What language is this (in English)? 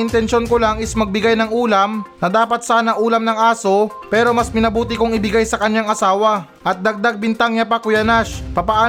Filipino